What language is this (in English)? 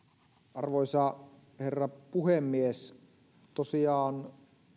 Finnish